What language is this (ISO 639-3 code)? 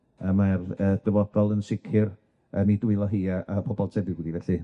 cym